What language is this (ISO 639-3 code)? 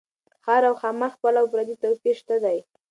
pus